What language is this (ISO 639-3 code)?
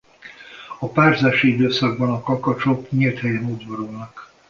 hun